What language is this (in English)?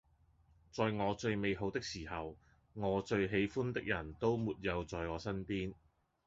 Cantonese